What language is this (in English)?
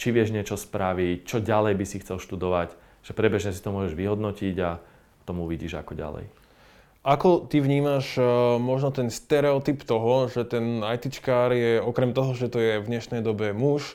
Slovak